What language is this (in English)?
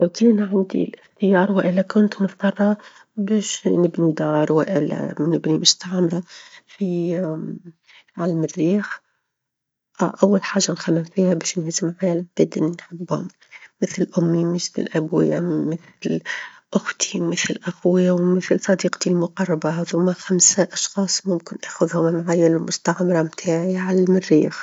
Tunisian Arabic